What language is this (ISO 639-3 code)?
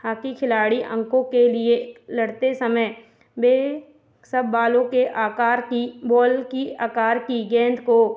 hin